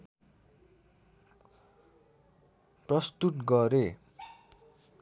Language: Nepali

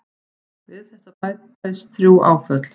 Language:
Icelandic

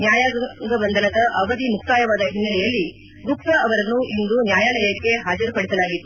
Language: Kannada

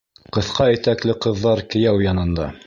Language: Bashkir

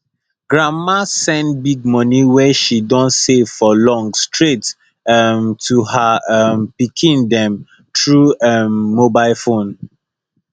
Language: Nigerian Pidgin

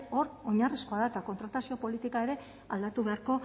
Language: Basque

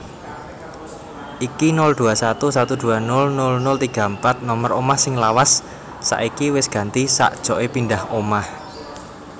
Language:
Javanese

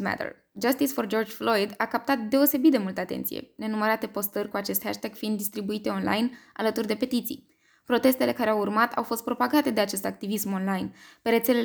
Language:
Romanian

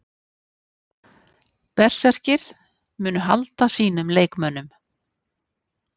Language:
Icelandic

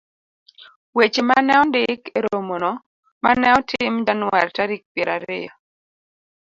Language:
Luo (Kenya and Tanzania)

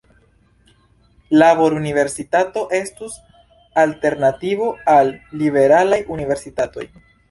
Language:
Esperanto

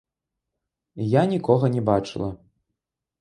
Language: Belarusian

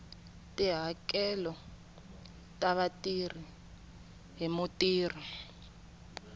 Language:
Tsonga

